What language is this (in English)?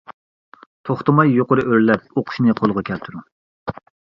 Uyghur